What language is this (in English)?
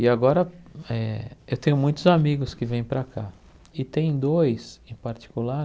Portuguese